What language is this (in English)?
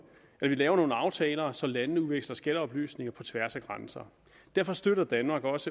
Danish